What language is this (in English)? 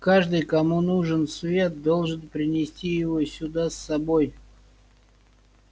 Russian